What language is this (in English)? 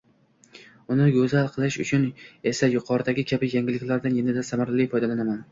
Uzbek